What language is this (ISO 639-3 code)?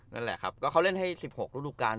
tha